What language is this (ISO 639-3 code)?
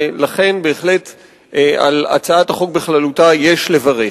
heb